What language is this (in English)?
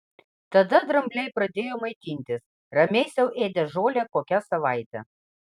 Lithuanian